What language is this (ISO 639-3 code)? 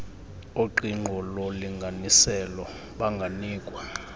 xho